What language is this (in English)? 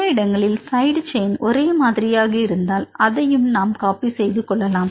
Tamil